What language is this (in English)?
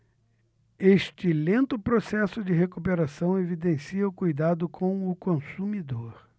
Portuguese